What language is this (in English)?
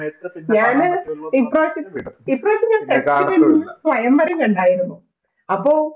Malayalam